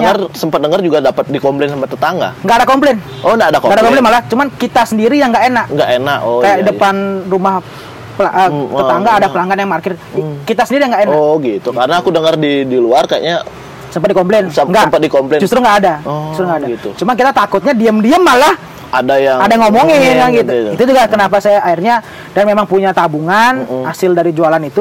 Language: Indonesian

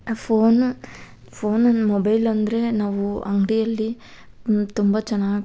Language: Kannada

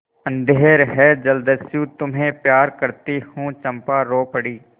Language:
Hindi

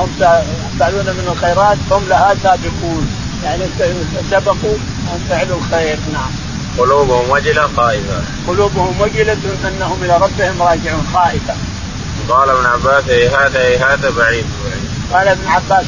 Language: Arabic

